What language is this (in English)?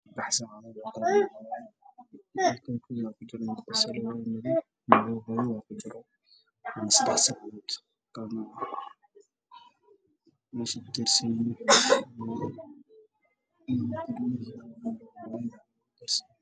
Somali